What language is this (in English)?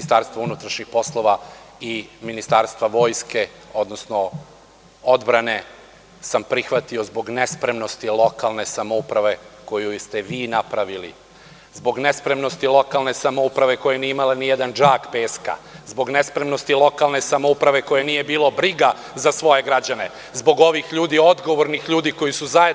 Serbian